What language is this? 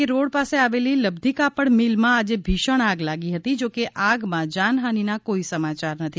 Gujarati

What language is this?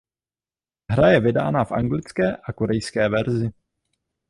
Czech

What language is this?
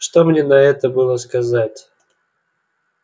Russian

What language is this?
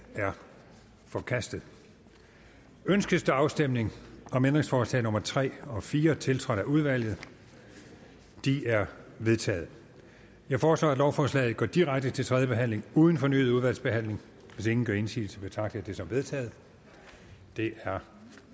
Danish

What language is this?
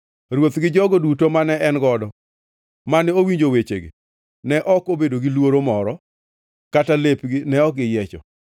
Luo (Kenya and Tanzania)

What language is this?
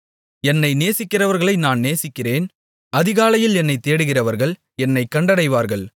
Tamil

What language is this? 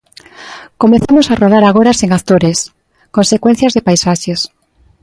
Galician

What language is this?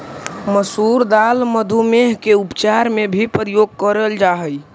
Magahi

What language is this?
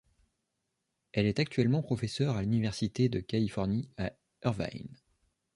French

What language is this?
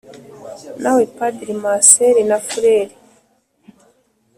Kinyarwanda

